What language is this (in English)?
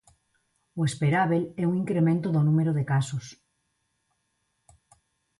Galician